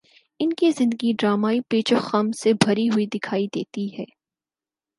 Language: Urdu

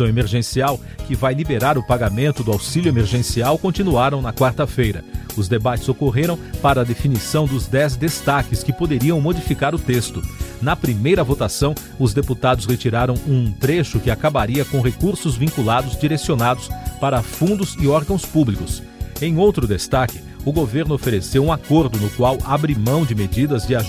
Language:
Portuguese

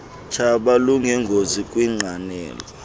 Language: Xhosa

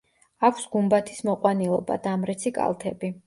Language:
Georgian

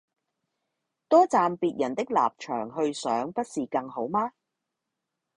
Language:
Cantonese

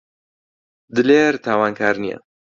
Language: Central Kurdish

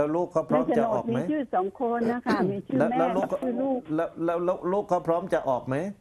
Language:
Thai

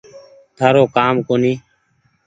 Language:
Goaria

